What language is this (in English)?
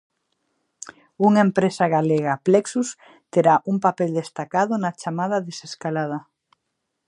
Galician